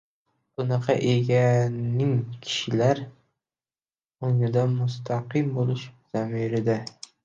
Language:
Uzbek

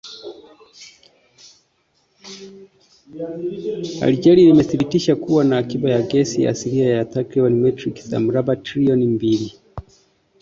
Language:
Swahili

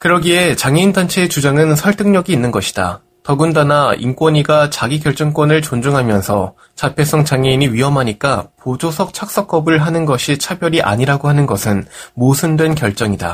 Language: Korean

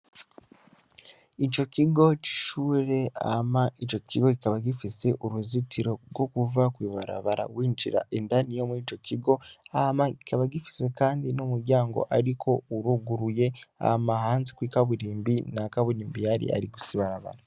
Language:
Rundi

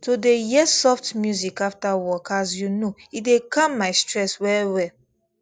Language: Nigerian Pidgin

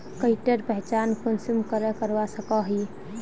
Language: Magahi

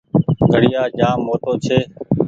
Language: Goaria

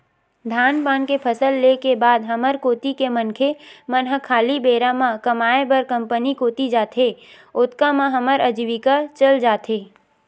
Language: Chhattisgarhi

